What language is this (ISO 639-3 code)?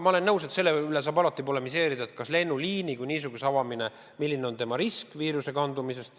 est